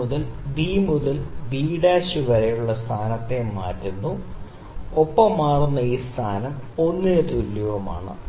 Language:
Malayalam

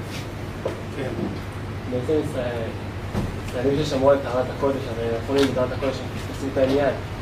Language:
Hebrew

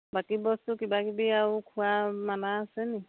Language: Assamese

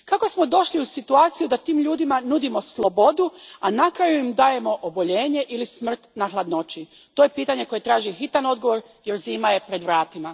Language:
Croatian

